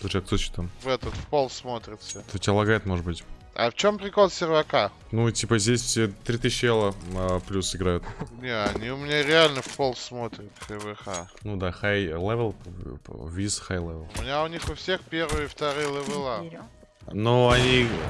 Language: Russian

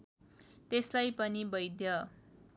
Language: Nepali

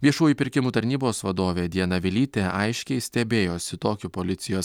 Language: Lithuanian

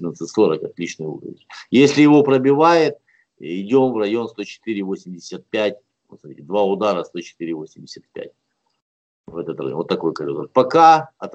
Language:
Russian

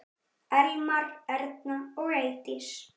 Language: Icelandic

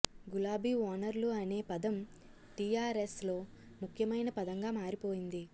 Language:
Telugu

